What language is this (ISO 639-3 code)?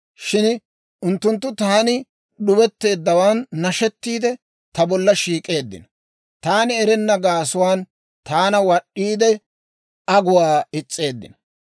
dwr